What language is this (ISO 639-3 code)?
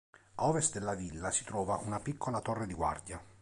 ita